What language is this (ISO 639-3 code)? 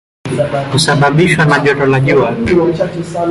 swa